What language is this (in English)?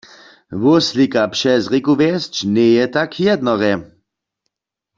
Upper Sorbian